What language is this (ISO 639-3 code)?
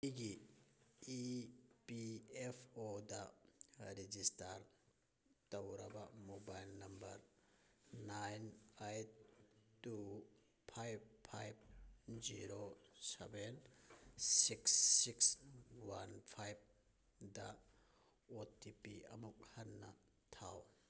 mni